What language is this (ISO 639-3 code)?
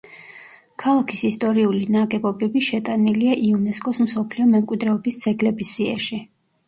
kat